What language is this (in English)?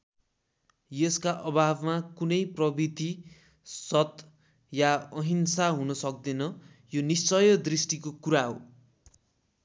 Nepali